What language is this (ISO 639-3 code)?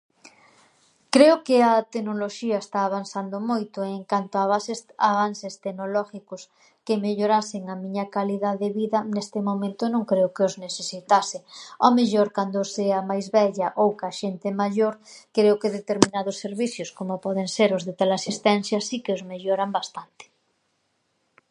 glg